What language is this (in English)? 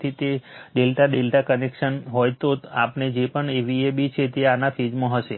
Gujarati